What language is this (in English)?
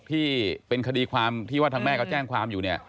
Thai